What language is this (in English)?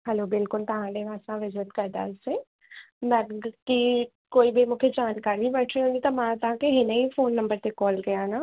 Sindhi